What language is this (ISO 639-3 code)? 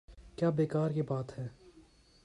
urd